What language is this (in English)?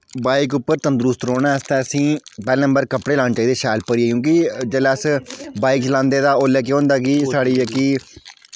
Dogri